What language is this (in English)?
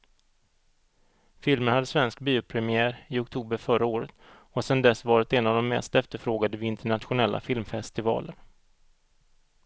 Swedish